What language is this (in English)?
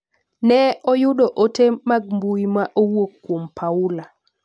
Luo (Kenya and Tanzania)